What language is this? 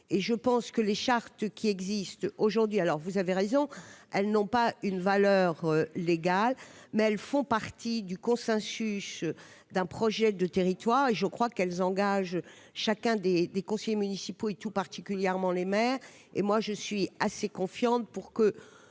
French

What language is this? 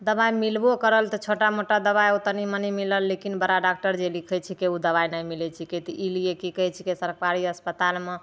Maithili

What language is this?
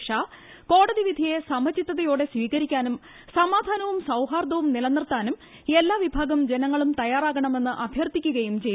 Malayalam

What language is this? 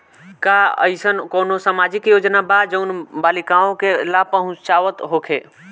Bhojpuri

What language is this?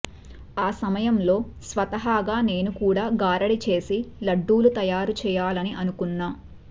Telugu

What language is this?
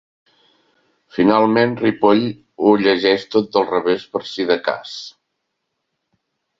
Catalan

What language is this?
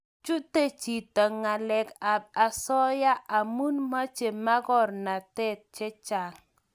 Kalenjin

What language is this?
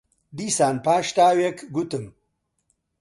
Central Kurdish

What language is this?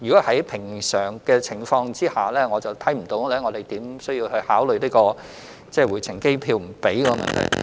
Cantonese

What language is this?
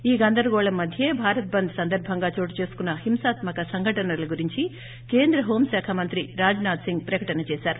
Telugu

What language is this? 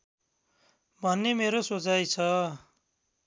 Nepali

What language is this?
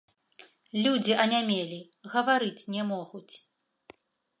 Belarusian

